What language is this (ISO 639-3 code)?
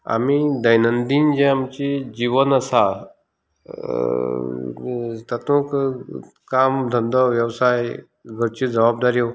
kok